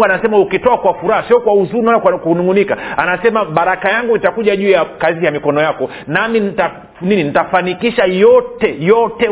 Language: Swahili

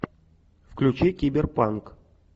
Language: Russian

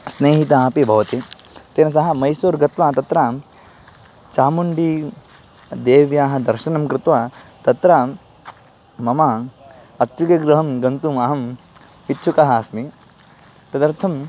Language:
Sanskrit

